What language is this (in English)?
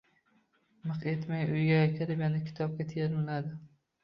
Uzbek